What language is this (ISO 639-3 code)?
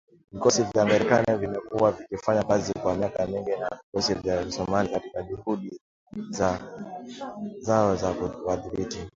swa